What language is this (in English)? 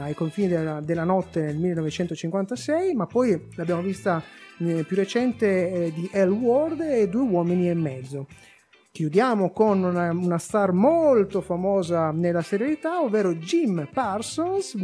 Italian